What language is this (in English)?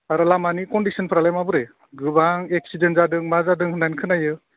Bodo